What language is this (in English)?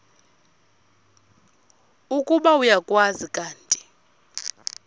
Xhosa